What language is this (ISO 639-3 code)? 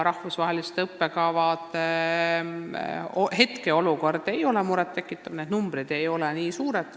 est